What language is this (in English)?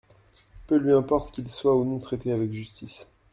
French